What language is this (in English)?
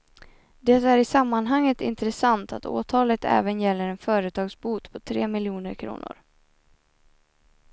Swedish